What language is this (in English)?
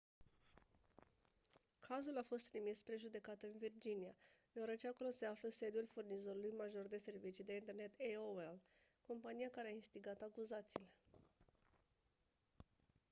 Romanian